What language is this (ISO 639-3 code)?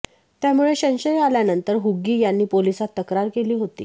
mar